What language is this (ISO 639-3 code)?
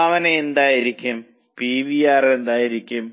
mal